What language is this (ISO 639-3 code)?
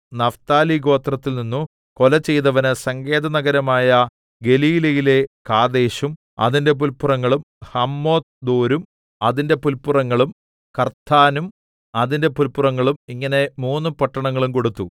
mal